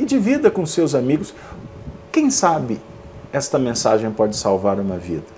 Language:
Portuguese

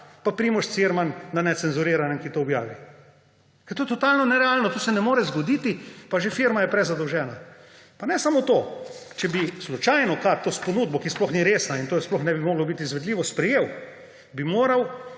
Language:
Slovenian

